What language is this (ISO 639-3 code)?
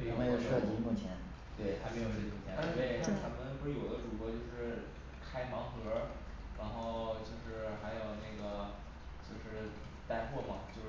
zho